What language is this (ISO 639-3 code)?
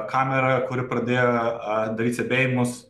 lit